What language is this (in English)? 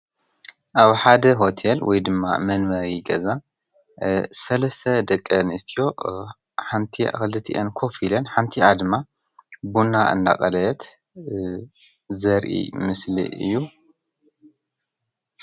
Tigrinya